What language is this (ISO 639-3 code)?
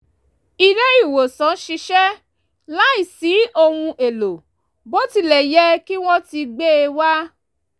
yor